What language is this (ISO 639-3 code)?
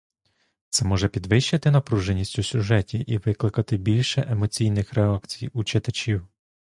ukr